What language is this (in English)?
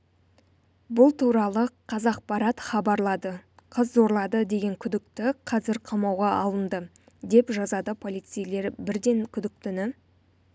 Kazakh